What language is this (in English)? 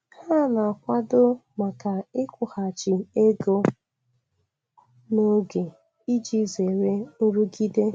Igbo